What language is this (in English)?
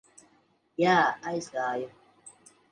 Latvian